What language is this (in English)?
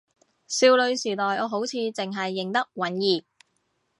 Cantonese